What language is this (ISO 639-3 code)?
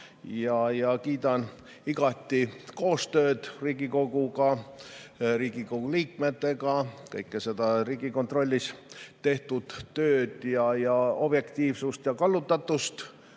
est